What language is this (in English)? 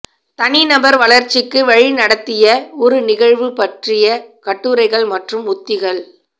Tamil